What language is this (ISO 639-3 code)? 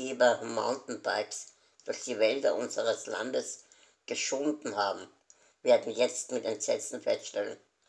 deu